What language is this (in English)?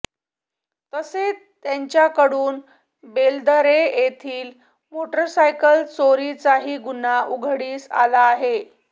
Marathi